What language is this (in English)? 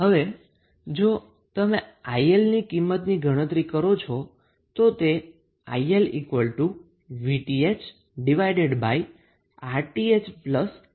Gujarati